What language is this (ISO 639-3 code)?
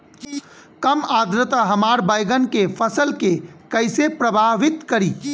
bho